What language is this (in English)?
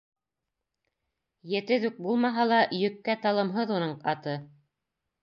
Bashkir